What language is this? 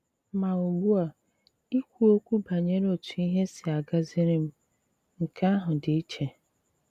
Igbo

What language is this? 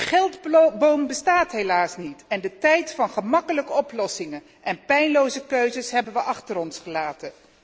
Dutch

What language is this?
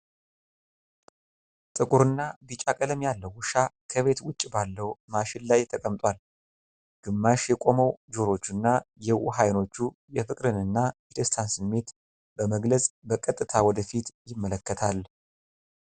Amharic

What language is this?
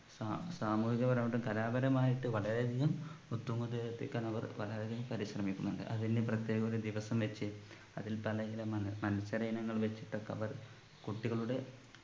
Malayalam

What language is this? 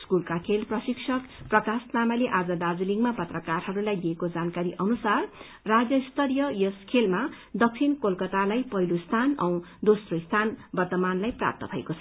Nepali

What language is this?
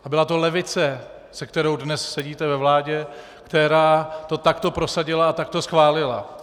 Czech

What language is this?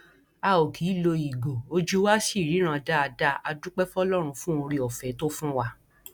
Yoruba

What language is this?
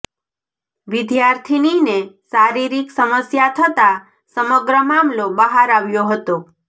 Gujarati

